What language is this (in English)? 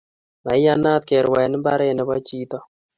Kalenjin